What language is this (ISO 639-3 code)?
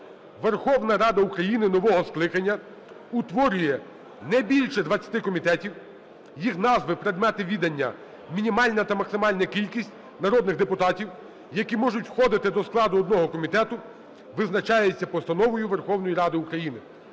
ukr